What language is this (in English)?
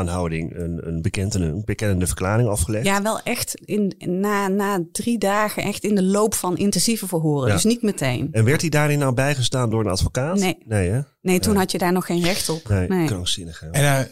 Dutch